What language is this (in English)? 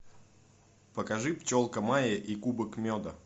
Russian